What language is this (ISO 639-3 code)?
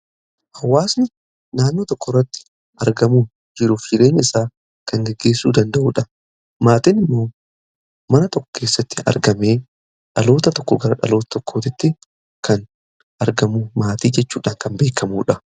orm